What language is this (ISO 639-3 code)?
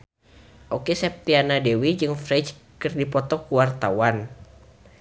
sun